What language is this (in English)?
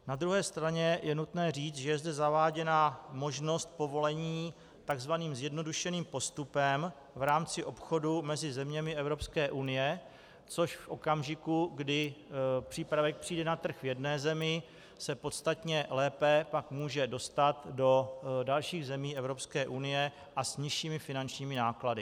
Czech